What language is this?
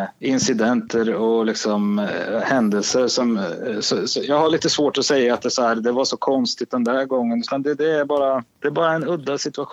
Swedish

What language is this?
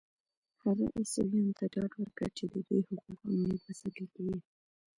Pashto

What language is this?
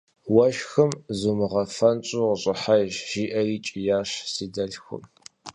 Kabardian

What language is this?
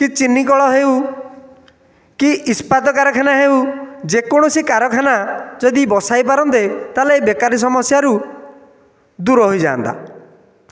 Odia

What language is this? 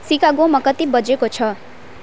Nepali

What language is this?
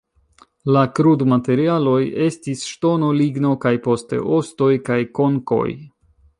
Esperanto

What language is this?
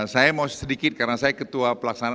Indonesian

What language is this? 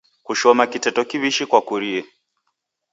Taita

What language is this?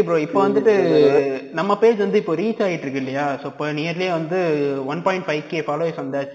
Tamil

